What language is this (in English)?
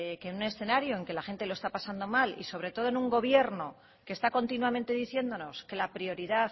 Spanish